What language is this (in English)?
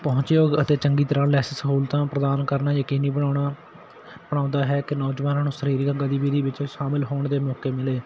Punjabi